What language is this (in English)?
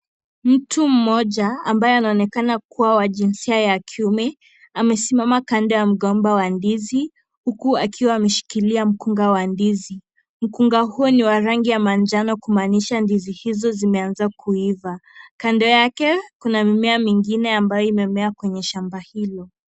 Swahili